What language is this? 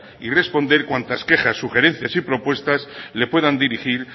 Spanish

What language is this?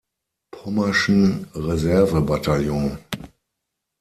German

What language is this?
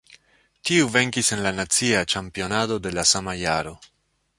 Esperanto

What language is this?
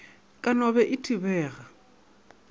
Northern Sotho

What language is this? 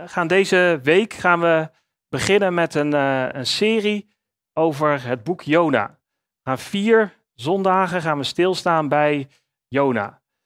Dutch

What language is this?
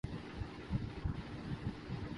Urdu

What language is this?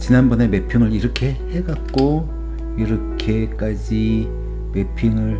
Korean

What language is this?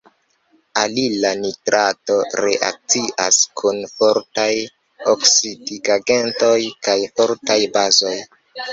Esperanto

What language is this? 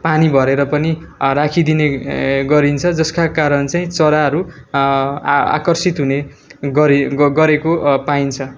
Nepali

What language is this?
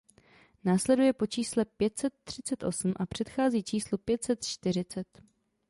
Czech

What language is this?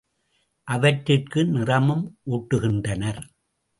Tamil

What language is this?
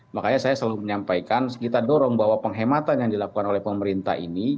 Indonesian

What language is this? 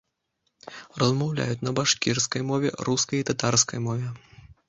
Belarusian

